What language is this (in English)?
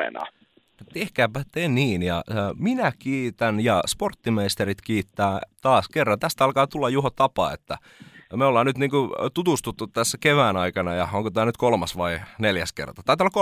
Finnish